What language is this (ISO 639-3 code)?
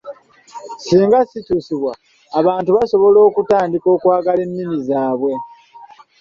lug